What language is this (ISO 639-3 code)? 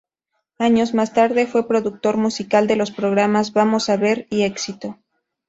spa